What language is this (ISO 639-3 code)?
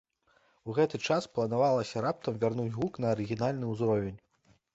bel